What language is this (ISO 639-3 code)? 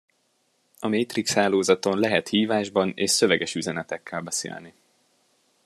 hun